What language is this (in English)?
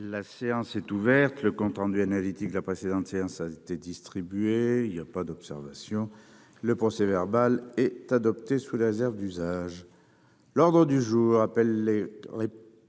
French